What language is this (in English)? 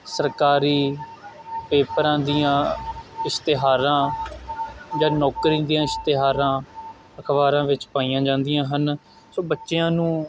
Punjabi